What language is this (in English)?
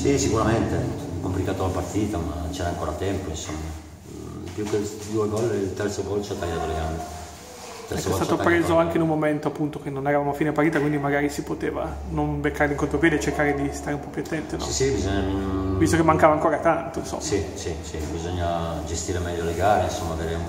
Italian